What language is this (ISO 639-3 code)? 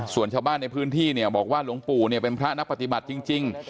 tha